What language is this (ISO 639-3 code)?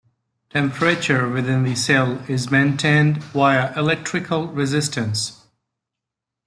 eng